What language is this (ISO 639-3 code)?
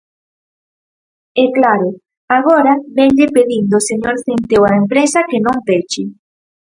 glg